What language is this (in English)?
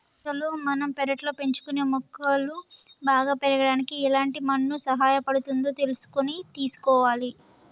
Telugu